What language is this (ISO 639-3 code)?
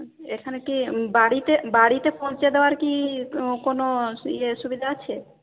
ben